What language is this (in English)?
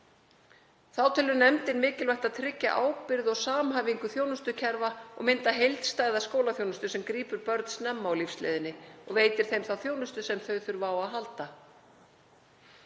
Icelandic